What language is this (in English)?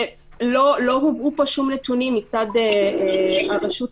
Hebrew